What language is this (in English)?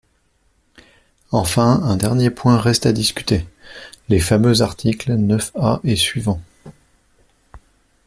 French